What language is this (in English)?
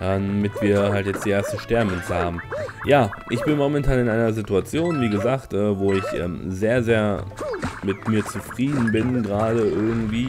German